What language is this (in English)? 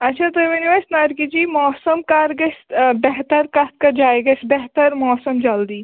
Kashmiri